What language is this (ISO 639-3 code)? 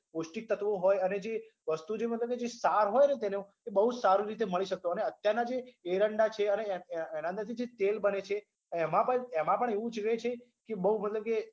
guj